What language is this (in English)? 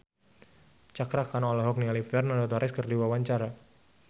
Sundanese